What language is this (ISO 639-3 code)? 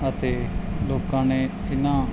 pan